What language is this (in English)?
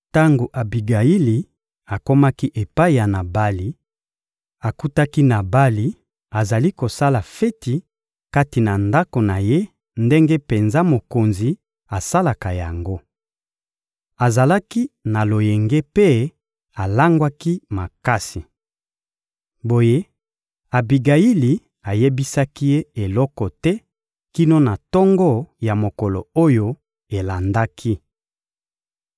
Lingala